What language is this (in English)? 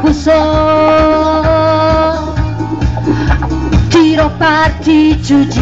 Bulgarian